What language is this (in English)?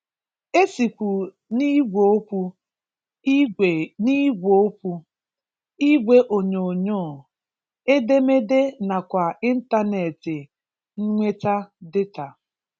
Igbo